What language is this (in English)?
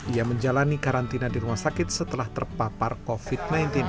Indonesian